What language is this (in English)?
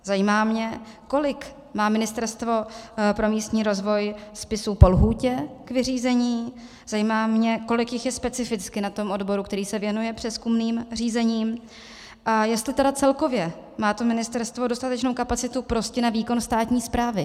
Czech